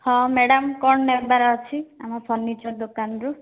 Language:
Odia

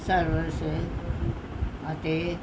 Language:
Punjabi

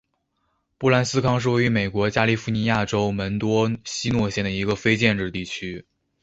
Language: Chinese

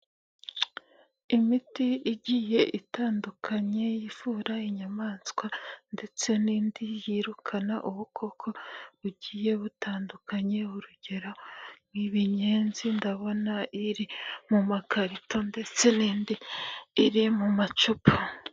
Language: Kinyarwanda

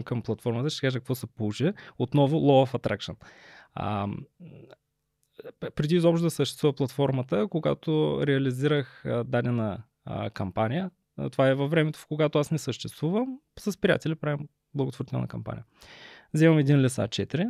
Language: Bulgarian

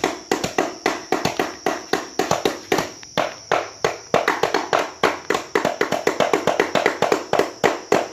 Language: Vietnamese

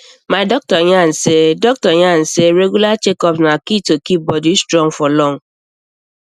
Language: Nigerian Pidgin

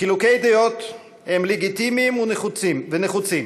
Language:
Hebrew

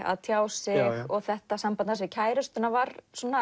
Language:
Icelandic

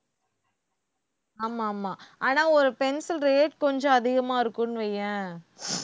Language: Tamil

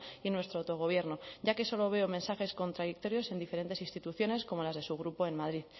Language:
Spanish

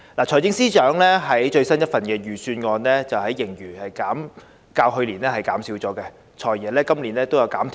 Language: Cantonese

